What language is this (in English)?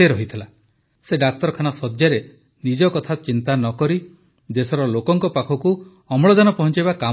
Odia